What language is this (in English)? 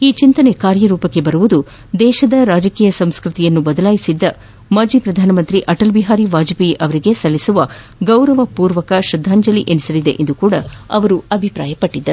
Kannada